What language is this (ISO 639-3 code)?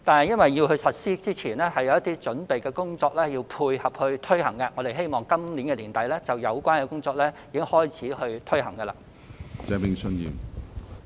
yue